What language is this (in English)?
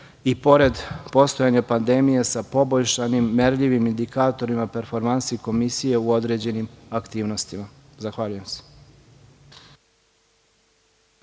Serbian